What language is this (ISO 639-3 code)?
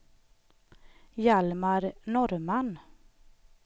swe